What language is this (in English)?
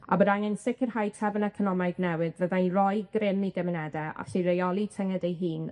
Welsh